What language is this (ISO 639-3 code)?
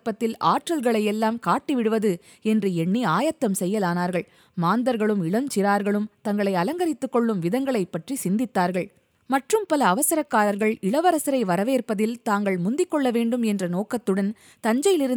tam